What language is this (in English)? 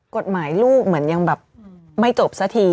Thai